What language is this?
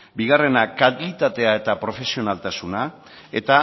Basque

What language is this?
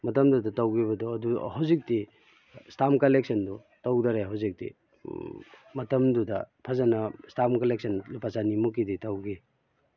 Manipuri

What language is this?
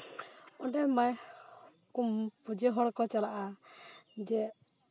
Santali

